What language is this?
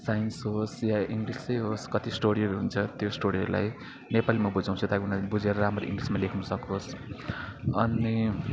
Nepali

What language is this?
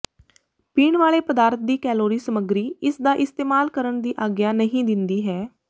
Punjabi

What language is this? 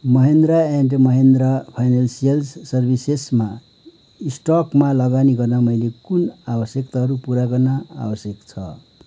Nepali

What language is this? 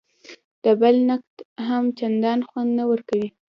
Pashto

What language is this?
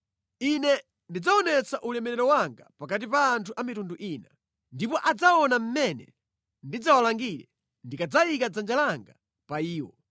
Nyanja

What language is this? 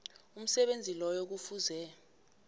South Ndebele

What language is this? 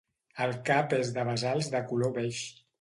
Catalan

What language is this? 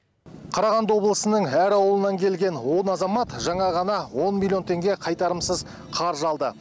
Kazakh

